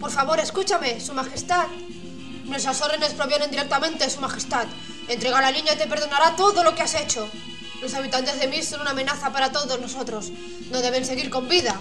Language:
Spanish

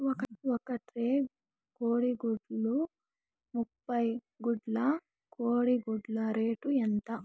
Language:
Telugu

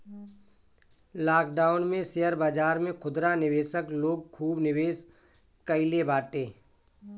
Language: Bhojpuri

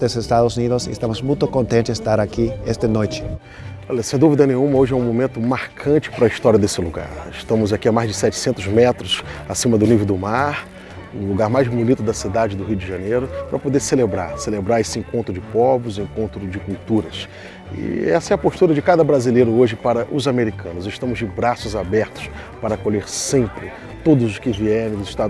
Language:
Portuguese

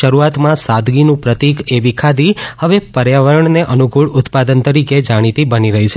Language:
Gujarati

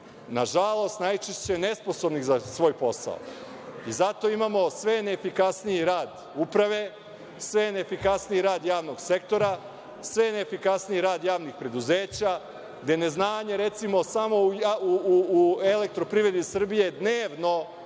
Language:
Serbian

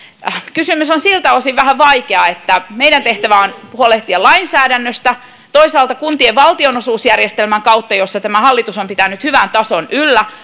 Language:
Finnish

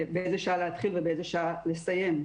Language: Hebrew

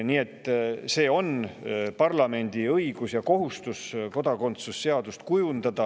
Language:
Estonian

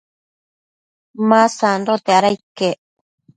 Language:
Matsés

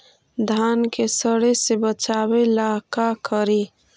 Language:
Magahi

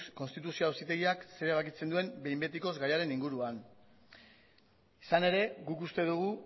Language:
Basque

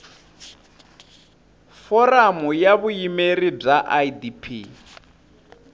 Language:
Tsonga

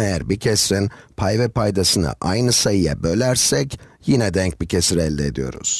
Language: Turkish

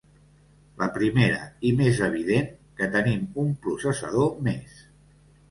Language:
Catalan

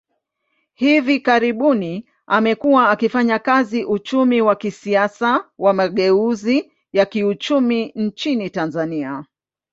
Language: Swahili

